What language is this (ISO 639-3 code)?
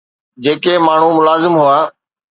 snd